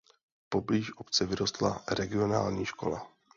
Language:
Czech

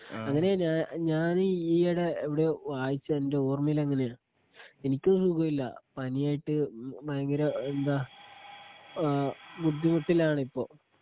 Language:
Malayalam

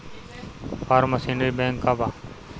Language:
Bhojpuri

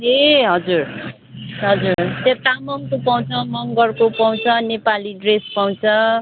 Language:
Nepali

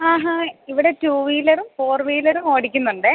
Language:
Malayalam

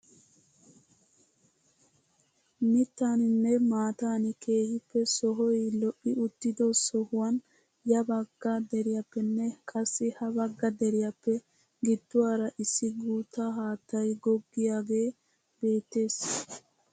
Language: Wolaytta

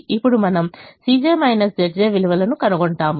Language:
Telugu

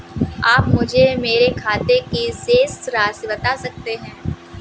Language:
Hindi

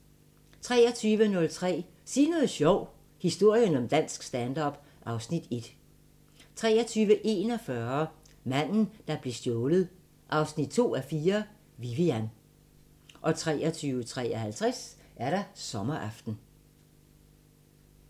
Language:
Danish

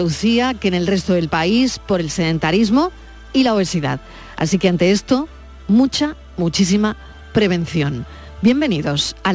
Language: Spanish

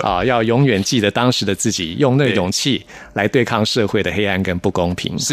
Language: Chinese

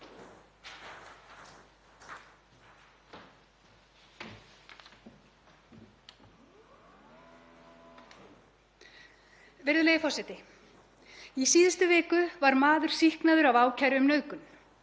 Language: Icelandic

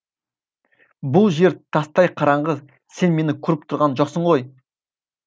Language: Kazakh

